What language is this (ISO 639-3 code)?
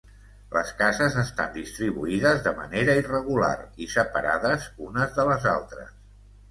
cat